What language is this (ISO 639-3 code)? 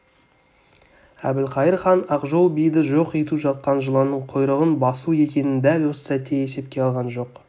kaz